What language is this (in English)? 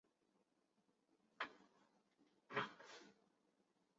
Chinese